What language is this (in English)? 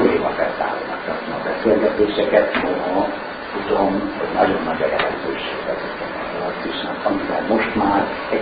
Hungarian